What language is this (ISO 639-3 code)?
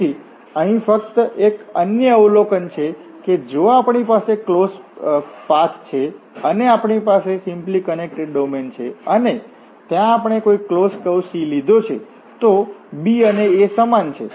guj